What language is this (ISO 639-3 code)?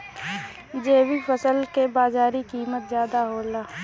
bho